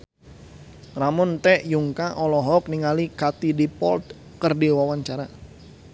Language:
Sundanese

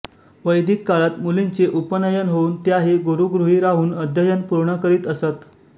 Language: Marathi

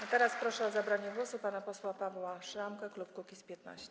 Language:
Polish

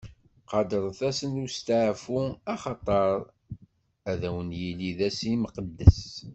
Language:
Kabyle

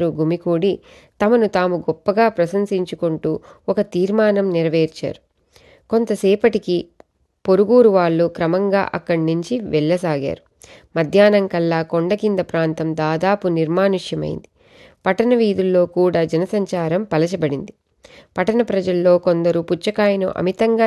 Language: Telugu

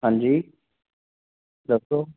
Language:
Punjabi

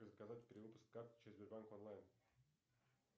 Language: Russian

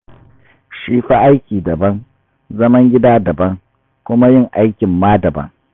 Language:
Hausa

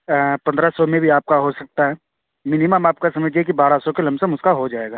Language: Urdu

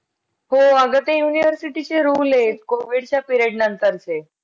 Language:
Marathi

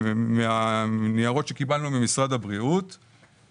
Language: Hebrew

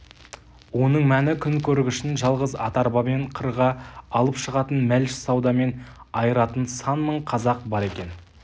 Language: Kazakh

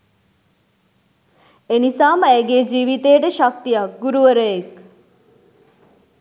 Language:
Sinhala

